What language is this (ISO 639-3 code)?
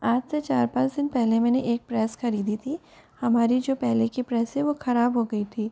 hin